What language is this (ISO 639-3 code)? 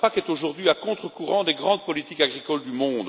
fra